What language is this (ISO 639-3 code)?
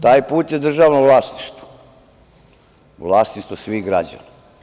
srp